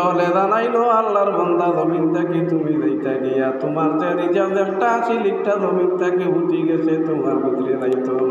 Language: Arabic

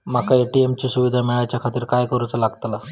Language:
Marathi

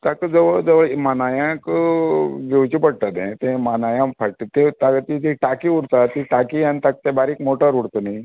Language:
Konkani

